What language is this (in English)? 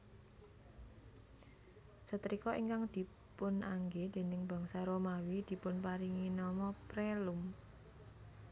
Javanese